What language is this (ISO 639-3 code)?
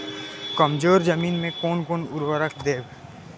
mai